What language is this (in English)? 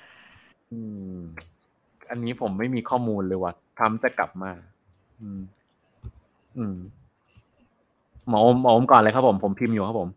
Thai